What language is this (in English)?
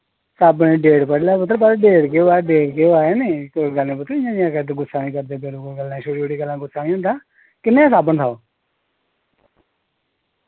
Dogri